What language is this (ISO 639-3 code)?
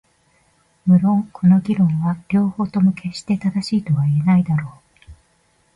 jpn